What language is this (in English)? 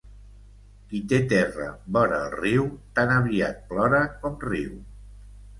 Catalan